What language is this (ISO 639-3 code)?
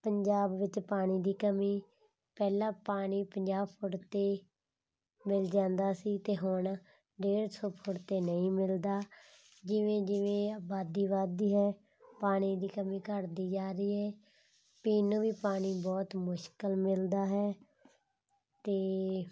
pan